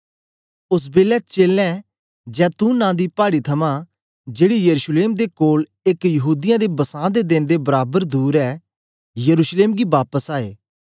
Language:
Dogri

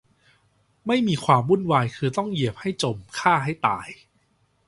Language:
Thai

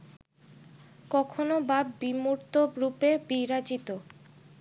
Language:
Bangla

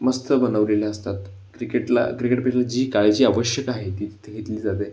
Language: Marathi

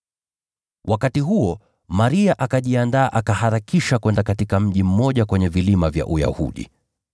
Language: Swahili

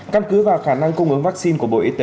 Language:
Vietnamese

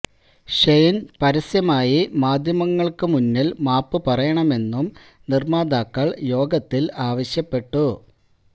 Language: Malayalam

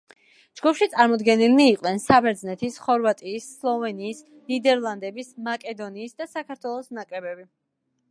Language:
Georgian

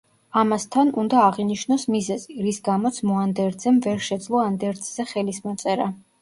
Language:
Georgian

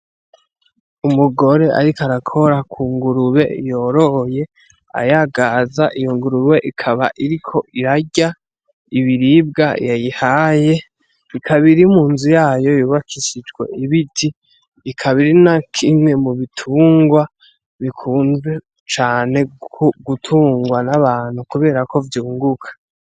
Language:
Rundi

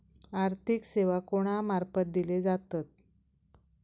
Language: Marathi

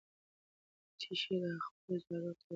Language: Pashto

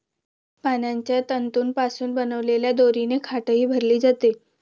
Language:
Marathi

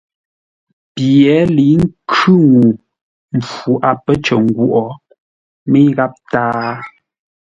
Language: Ngombale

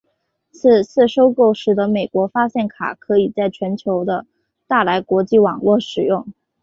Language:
Chinese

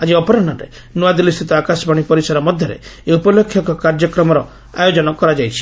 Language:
Odia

